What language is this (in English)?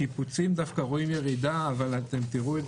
Hebrew